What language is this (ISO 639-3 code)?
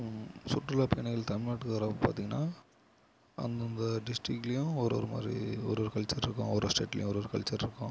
tam